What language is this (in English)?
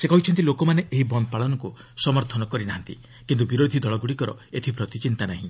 Odia